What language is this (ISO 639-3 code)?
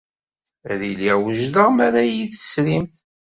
kab